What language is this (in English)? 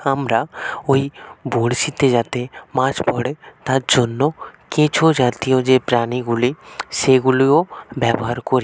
Bangla